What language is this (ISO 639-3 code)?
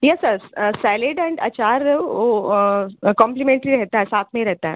hin